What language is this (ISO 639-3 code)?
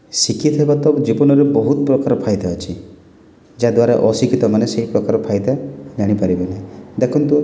ori